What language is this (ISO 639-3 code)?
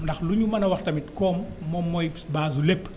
wol